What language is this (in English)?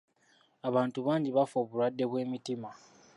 Ganda